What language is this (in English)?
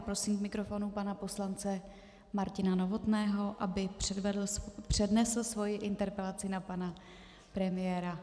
Czech